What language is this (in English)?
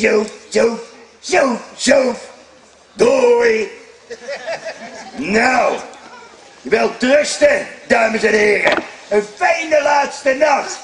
Dutch